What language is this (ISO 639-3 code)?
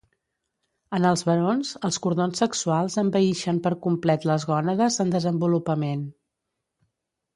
cat